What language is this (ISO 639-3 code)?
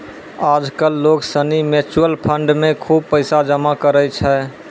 mai